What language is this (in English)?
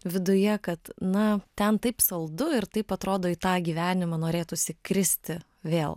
Lithuanian